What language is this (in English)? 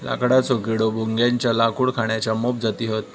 Marathi